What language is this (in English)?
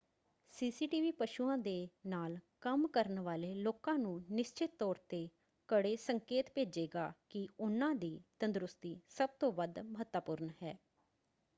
Punjabi